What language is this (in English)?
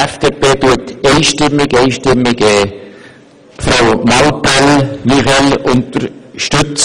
Swiss German